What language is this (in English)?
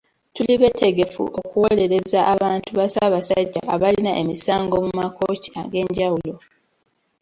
Ganda